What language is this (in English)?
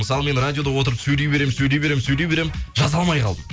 Kazakh